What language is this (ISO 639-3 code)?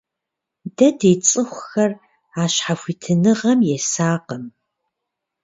kbd